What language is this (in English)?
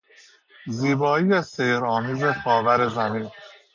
Persian